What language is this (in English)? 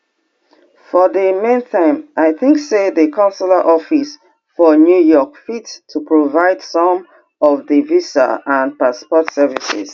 Nigerian Pidgin